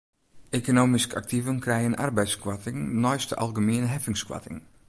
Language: Western Frisian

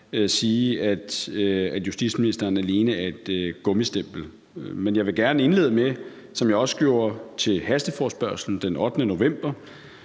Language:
Danish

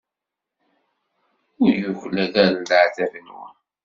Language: Kabyle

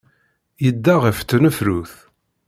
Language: Kabyle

